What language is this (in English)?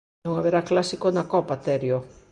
Galician